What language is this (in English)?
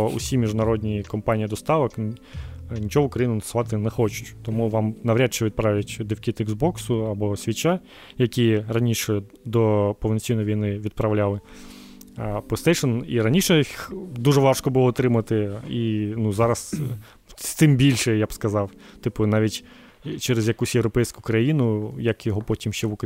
Ukrainian